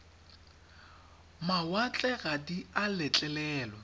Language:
Tswana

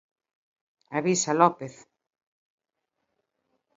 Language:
Galician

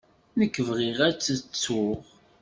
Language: Kabyle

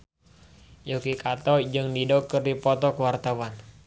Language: Sundanese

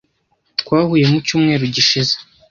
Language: Kinyarwanda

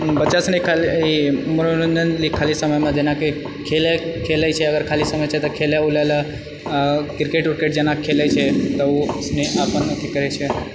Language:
Maithili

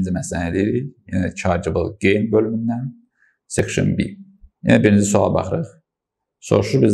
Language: Turkish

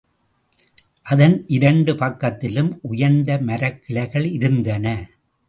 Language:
Tamil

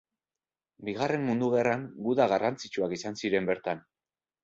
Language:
Basque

